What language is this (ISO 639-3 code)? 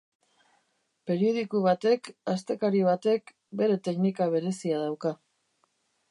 eus